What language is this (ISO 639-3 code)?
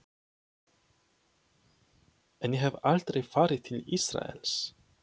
isl